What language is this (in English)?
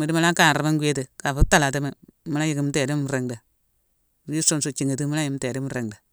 Mansoanka